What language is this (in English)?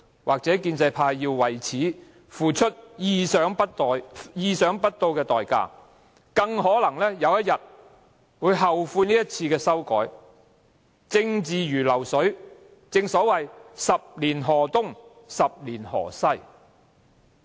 Cantonese